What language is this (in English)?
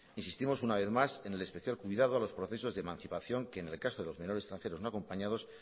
Spanish